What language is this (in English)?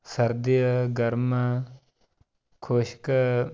Punjabi